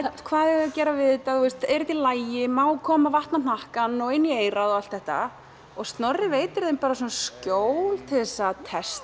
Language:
Icelandic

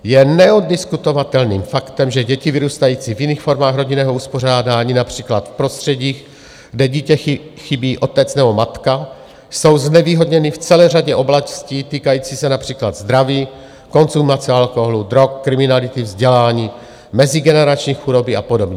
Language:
Czech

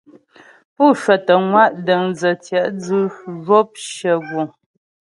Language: Ghomala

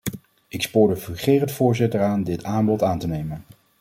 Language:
Dutch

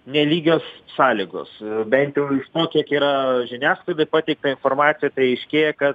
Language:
Lithuanian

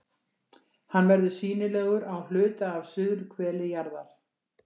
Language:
Icelandic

